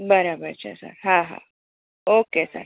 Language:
Gujarati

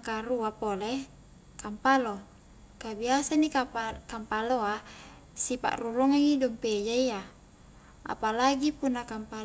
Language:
Highland Konjo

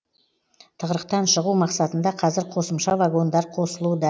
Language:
Kazakh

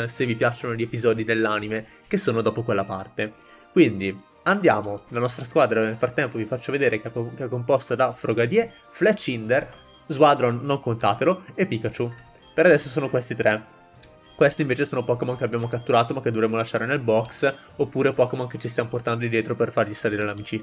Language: Italian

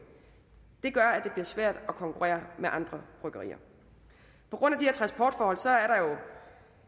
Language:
Danish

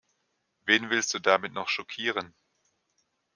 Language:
German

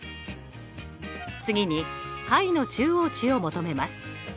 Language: Japanese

